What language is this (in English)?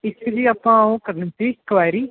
Punjabi